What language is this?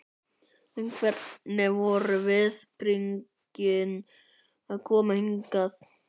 Icelandic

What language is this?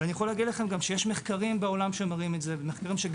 Hebrew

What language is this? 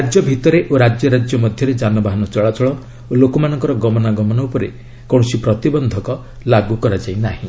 Odia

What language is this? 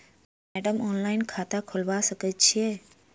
Maithili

